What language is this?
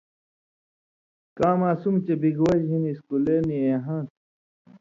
Indus Kohistani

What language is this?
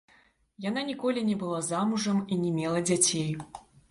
Belarusian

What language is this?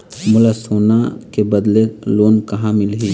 Chhattisgarhi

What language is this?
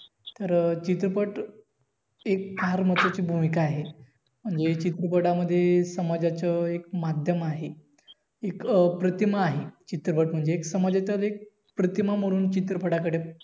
Marathi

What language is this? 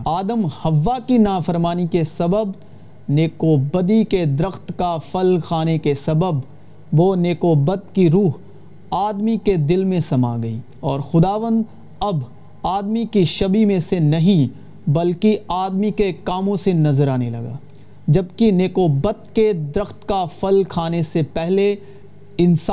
Urdu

